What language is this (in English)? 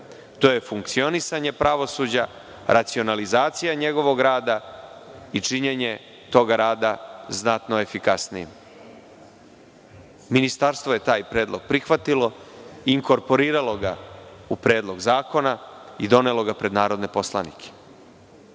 Serbian